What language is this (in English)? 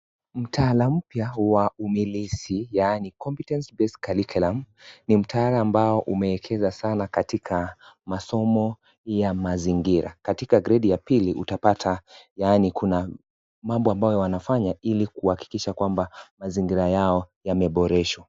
Swahili